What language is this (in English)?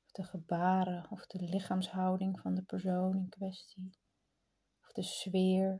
Dutch